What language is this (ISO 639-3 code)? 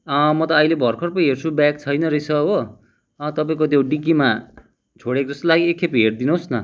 nep